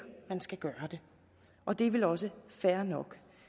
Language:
Danish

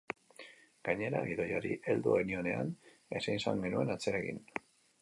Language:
Basque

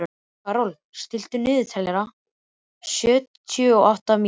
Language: Icelandic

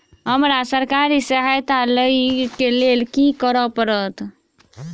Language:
Maithili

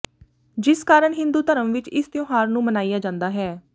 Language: Punjabi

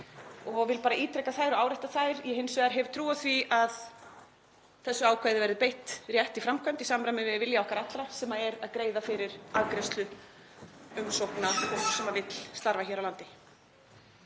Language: Icelandic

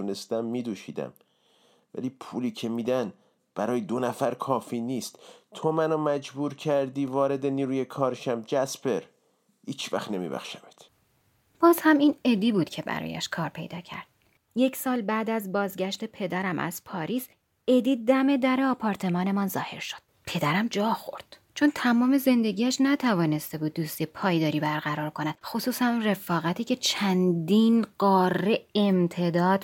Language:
Persian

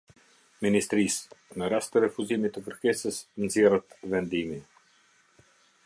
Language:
Albanian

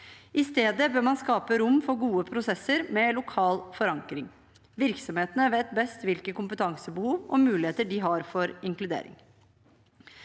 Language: Norwegian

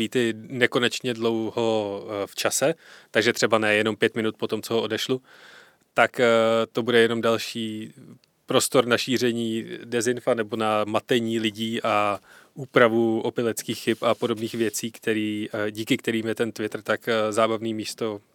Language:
Czech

